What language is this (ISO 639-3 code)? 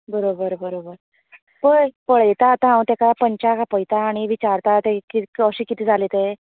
kok